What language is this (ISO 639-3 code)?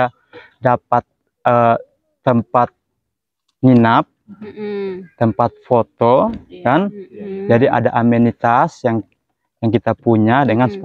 ind